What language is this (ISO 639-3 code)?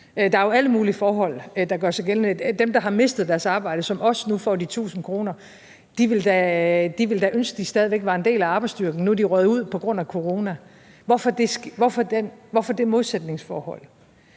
dan